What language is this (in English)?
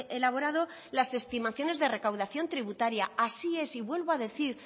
Spanish